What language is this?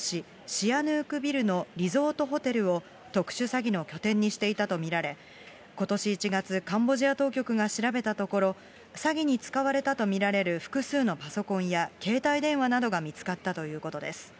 Japanese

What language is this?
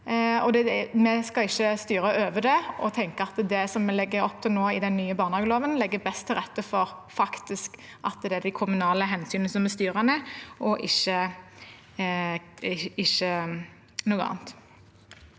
Norwegian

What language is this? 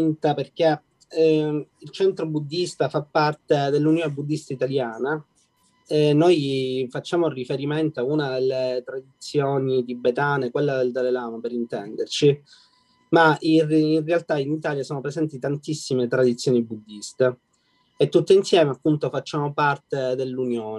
Italian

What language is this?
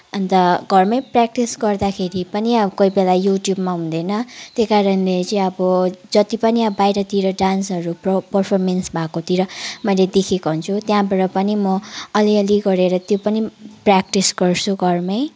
Nepali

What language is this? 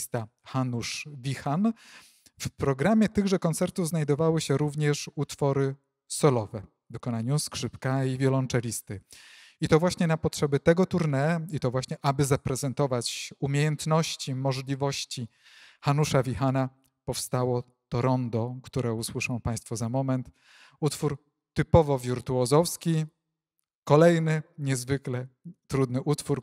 Polish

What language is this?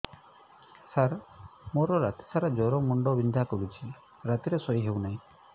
Odia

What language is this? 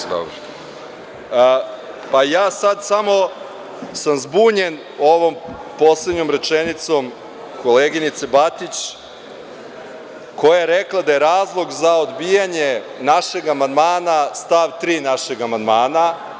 Serbian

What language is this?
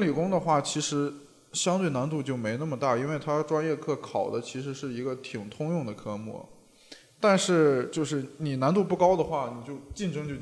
Chinese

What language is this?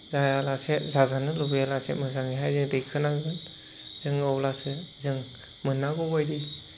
Bodo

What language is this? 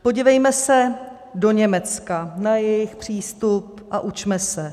Czech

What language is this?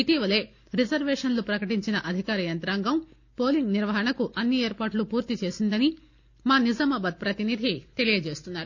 Telugu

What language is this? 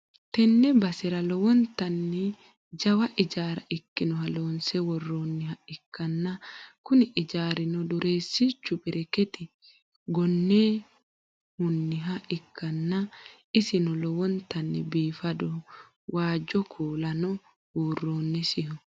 Sidamo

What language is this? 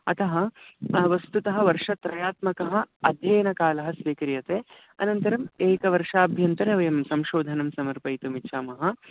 Sanskrit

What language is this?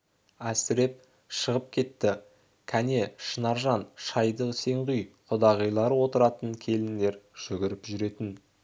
Kazakh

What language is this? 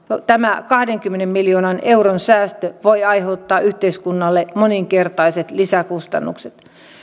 Finnish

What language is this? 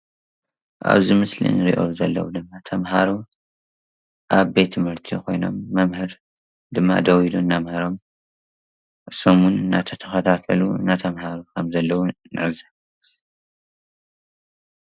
Tigrinya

